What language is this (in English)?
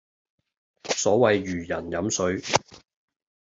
Cantonese